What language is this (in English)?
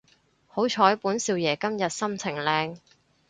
Cantonese